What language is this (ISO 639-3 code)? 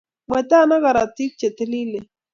kln